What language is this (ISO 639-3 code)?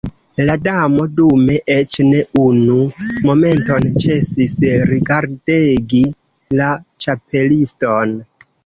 epo